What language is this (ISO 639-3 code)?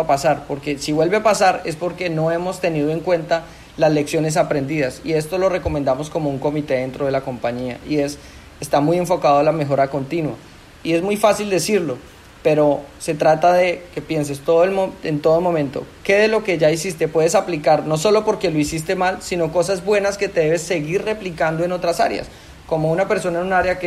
spa